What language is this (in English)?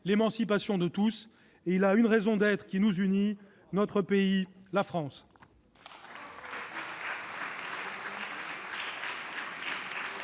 French